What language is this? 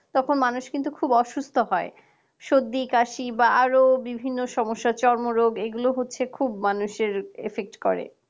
Bangla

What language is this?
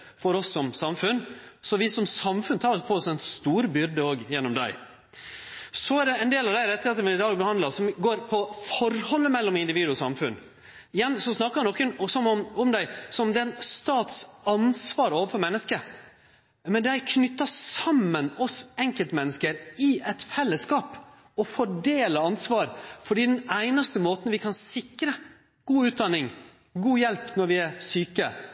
Norwegian Nynorsk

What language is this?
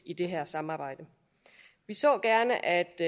Danish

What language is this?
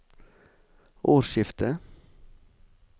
Norwegian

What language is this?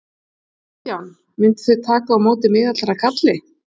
Icelandic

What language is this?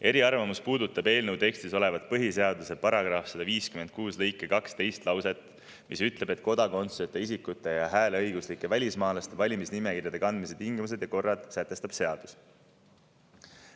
Estonian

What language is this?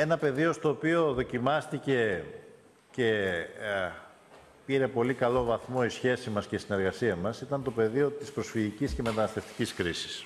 Greek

